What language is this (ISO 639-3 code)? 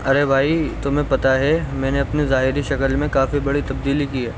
urd